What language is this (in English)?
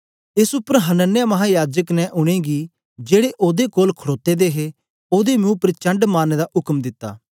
Dogri